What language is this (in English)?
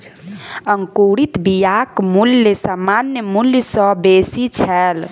Maithili